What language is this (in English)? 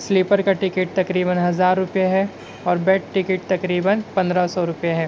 Urdu